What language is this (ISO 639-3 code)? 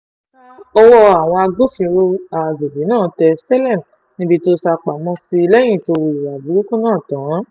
yor